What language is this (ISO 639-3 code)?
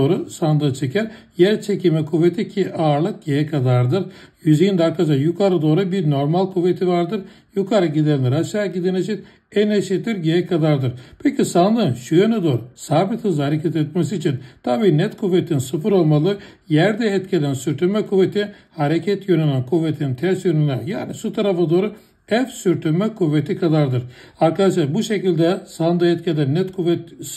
tur